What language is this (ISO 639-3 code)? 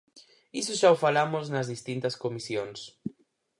glg